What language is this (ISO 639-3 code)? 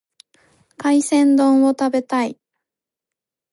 jpn